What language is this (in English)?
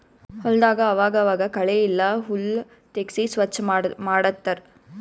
Kannada